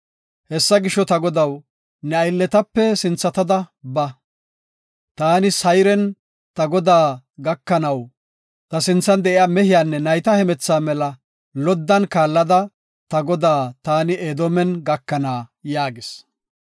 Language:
Gofa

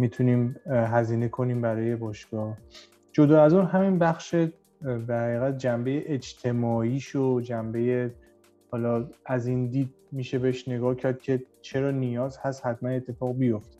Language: Persian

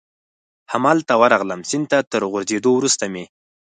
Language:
Pashto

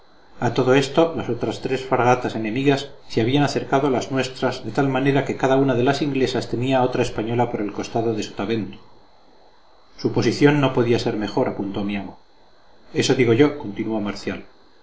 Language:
Spanish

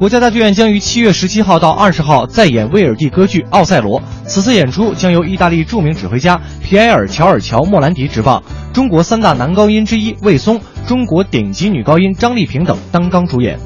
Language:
Chinese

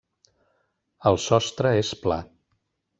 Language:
Catalan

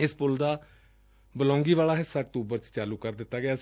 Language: Punjabi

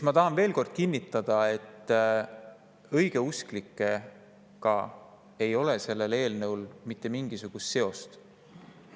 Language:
Estonian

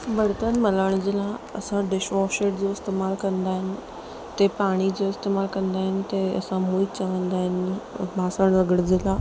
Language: Sindhi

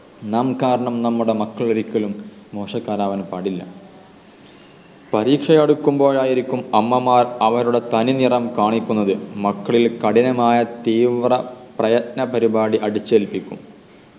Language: Malayalam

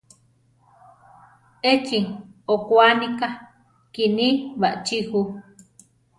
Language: Central Tarahumara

